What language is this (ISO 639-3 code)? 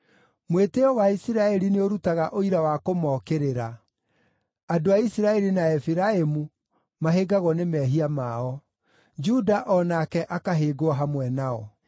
kik